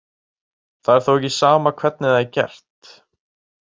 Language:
Icelandic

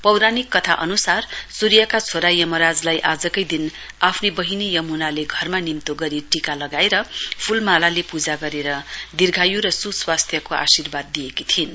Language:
Nepali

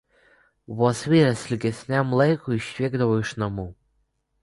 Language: Lithuanian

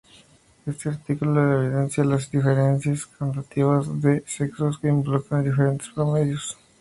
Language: Spanish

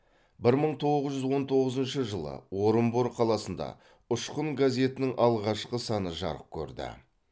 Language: Kazakh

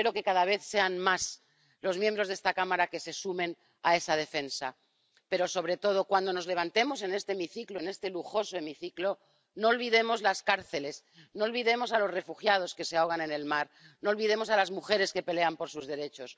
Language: Spanish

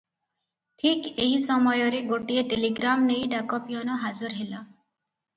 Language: Odia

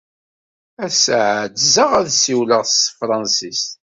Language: Kabyle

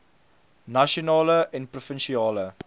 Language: Afrikaans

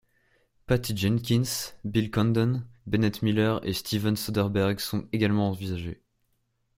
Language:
French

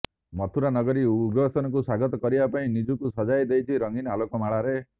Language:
Odia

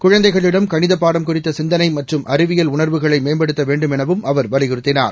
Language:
Tamil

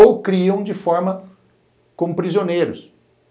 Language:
Portuguese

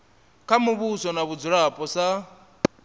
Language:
Venda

